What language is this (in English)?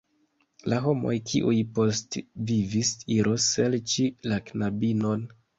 Esperanto